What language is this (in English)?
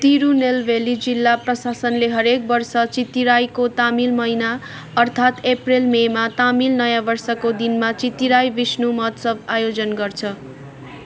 Nepali